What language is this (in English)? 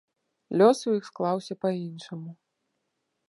Belarusian